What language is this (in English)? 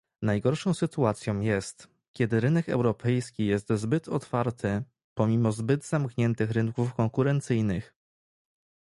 Polish